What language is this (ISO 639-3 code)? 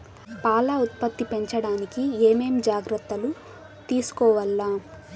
tel